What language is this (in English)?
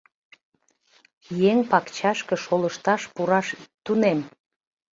Mari